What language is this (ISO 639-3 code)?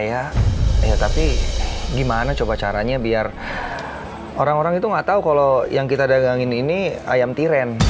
ind